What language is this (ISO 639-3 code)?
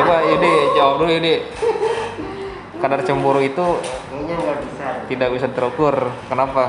ind